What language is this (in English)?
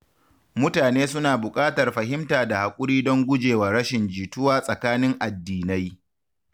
Hausa